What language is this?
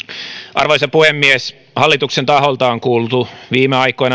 Finnish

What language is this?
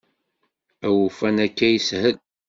Kabyle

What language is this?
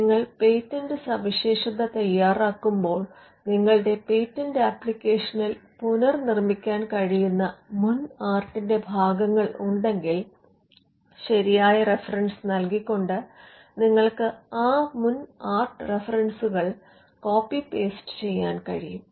Malayalam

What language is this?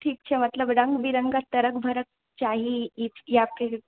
Maithili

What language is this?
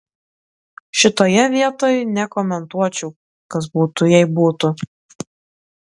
Lithuanian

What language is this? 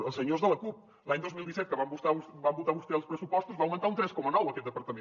Catalan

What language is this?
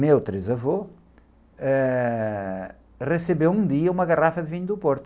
Portuguese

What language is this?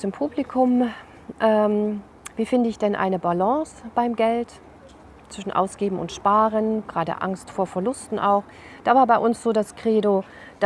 German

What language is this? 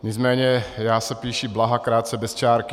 Czech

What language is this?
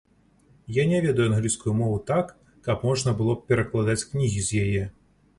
Belarusian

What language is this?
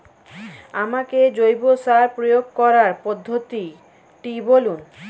Bangla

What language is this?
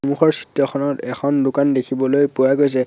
Assamese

